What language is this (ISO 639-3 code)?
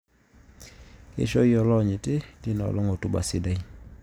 mas